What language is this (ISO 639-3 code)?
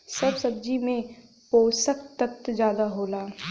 bho